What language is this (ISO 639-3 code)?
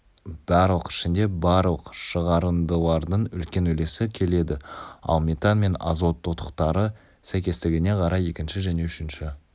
kaz